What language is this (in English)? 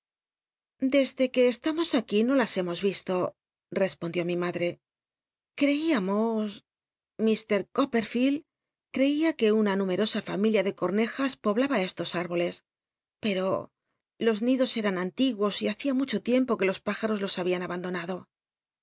Spanish